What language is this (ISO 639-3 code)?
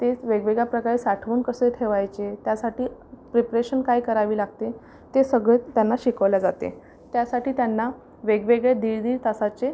mar